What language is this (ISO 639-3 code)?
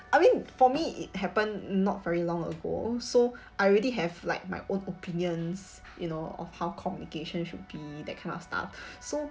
eng